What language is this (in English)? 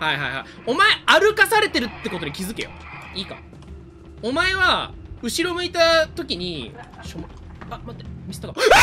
Japanese